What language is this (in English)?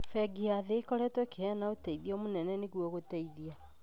Kikuyu